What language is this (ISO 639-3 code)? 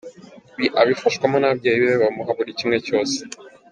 kin